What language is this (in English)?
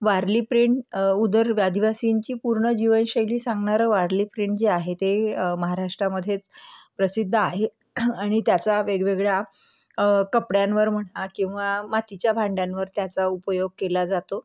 Marathi